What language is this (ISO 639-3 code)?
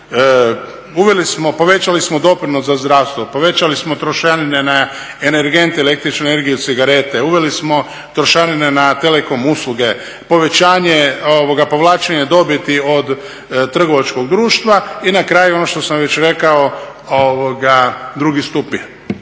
hrv